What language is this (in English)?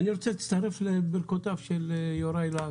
Hebrew